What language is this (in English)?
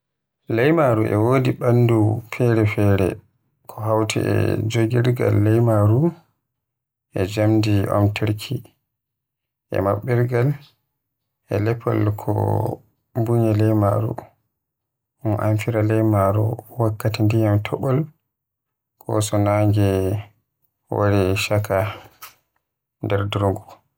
Western Niger Fulfulde